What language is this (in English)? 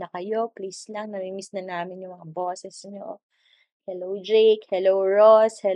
Filipino